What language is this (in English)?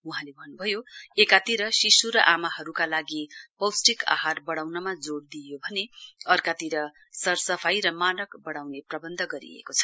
Nepali